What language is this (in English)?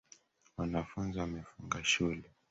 Swahili